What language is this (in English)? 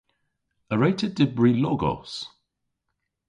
Cornish